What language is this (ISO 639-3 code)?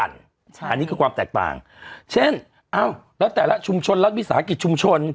tha